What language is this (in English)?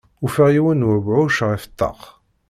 Kabyle